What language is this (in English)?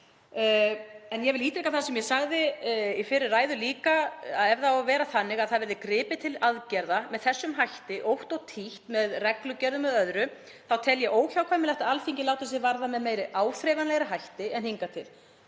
Icelandic